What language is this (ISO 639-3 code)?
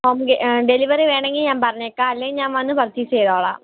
mal